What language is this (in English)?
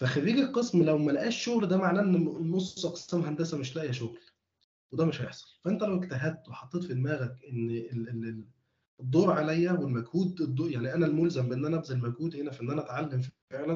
Arabic